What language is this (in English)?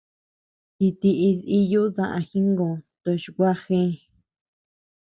Tepeuxila Cuicatec